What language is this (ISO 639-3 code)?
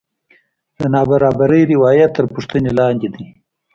pus